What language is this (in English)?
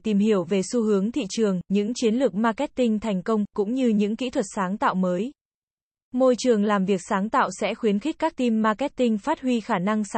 Vietnamese